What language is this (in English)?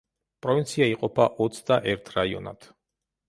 Georgian